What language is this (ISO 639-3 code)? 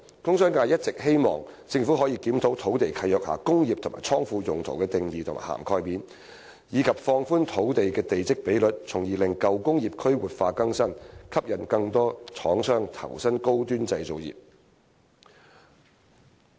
yue